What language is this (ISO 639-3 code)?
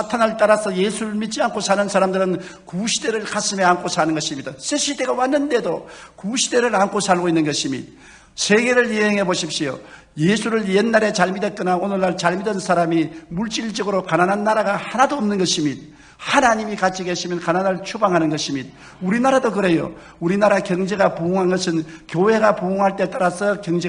kor